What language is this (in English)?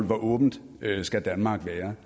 Danish